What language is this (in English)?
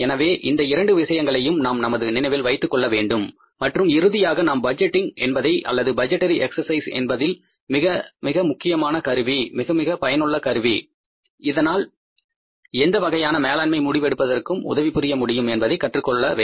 Tamil